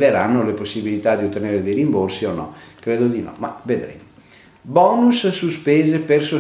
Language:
Italian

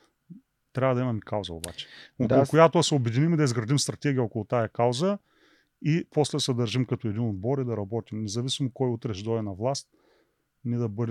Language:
Bulgarian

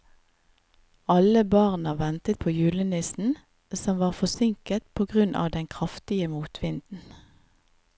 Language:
Norwegian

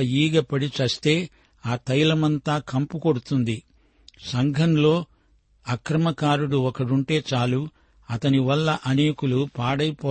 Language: Telugu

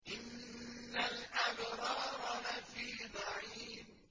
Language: Arabic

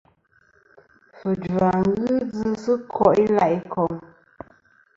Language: Kom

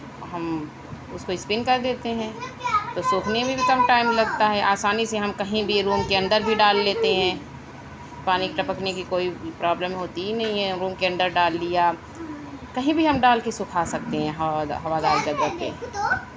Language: Urdu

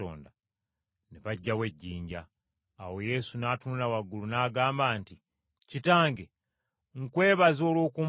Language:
Ganda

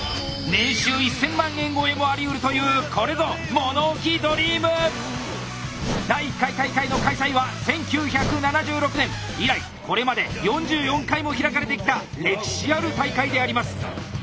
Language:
Japanese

